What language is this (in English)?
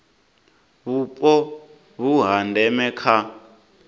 Venda